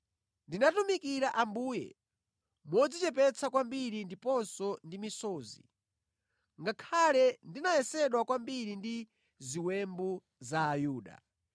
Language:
Nyanja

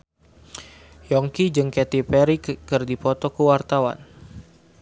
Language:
Sundanese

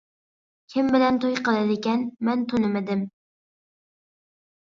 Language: Uyghur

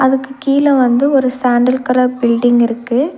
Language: Tamil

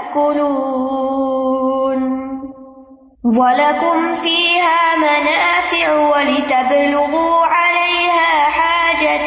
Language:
Urdu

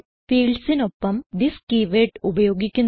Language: Malayalam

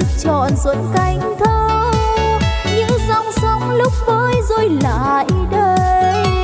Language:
Vietnamese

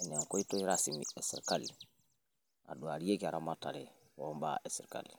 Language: Masai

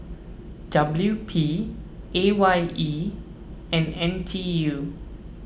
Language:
English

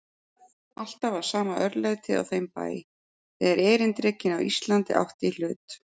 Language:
Icelandic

